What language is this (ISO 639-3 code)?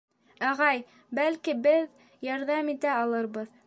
bak